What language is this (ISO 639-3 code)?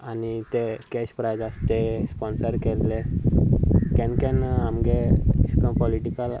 kok